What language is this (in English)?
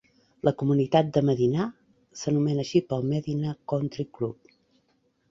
Catalan